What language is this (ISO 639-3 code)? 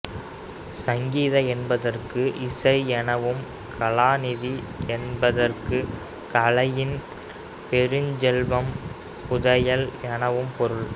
tam